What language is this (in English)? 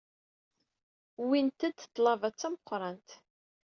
Kabyle